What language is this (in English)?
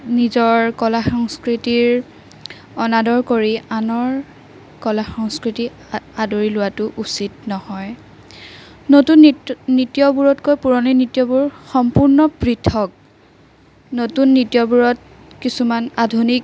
Assamese